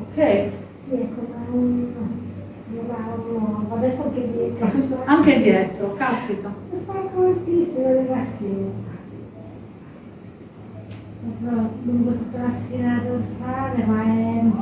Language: Italian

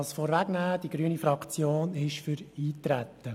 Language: Swiss German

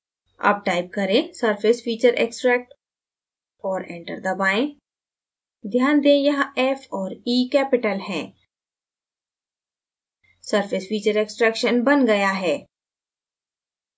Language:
Hindi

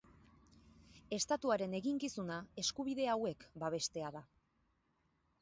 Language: Basque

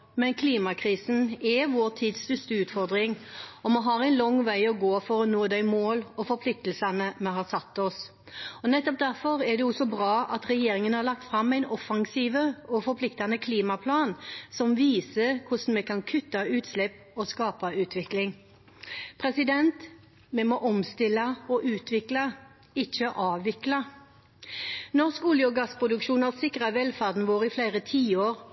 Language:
Norwegian Bokmål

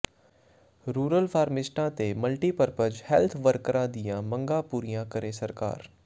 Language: Punjabi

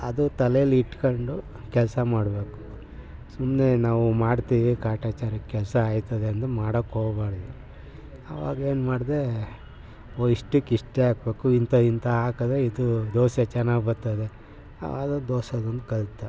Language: Kannada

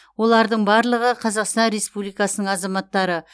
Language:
Kazakh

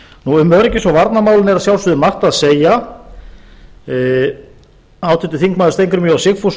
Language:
Icelandic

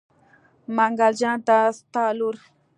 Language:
Pashto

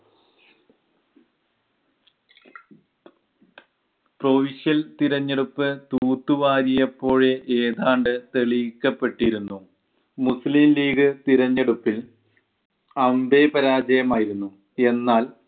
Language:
Malayalam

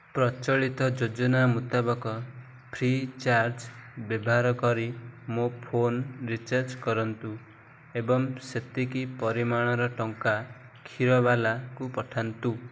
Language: Odia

